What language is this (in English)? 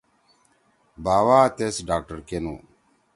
Torwali